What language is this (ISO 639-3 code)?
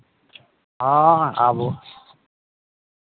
mai